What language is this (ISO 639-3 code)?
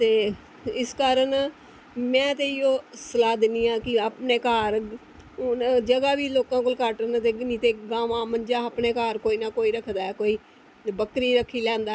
doi